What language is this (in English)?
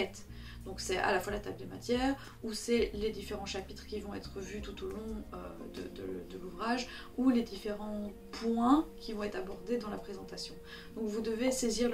French